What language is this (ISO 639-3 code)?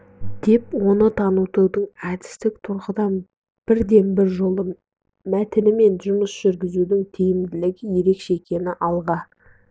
kaz